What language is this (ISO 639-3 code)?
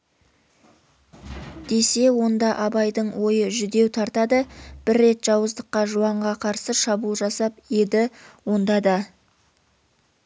kaz